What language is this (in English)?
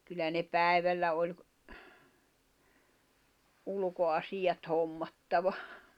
Finnish